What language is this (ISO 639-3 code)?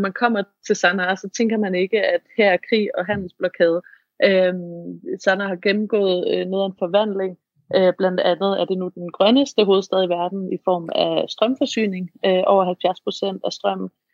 dan